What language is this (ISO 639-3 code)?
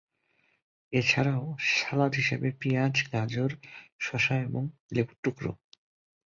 ben